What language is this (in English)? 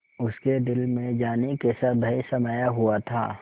Hindi